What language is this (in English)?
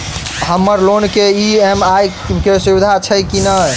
Maithili